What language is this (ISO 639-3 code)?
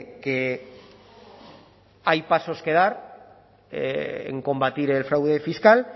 spa